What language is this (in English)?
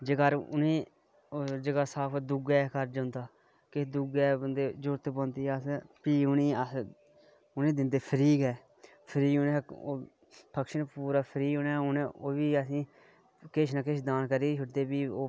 Dogri